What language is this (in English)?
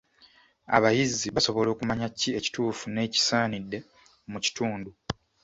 Ganda